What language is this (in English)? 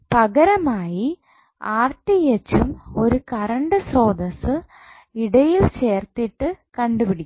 Malayalam